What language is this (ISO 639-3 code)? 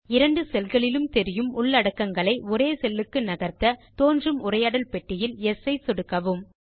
tam